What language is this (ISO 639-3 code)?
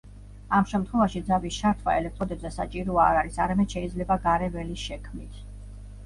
kat